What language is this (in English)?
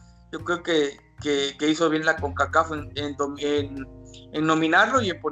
Spanish